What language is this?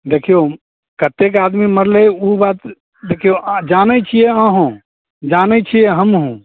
Maithili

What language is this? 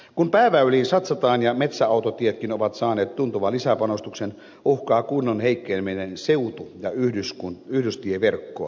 Finnish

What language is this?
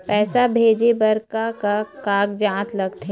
Chhattisgarhi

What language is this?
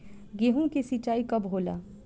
Bhojpuri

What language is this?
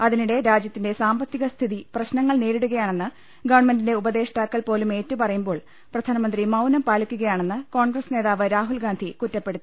Malayalam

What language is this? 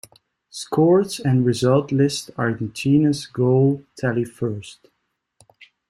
English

